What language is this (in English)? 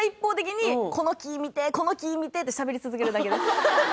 Japanese